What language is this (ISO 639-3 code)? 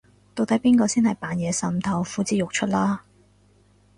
yue